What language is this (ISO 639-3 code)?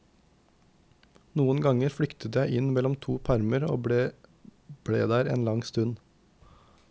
nor